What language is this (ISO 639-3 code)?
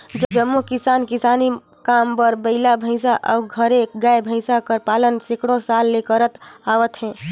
hne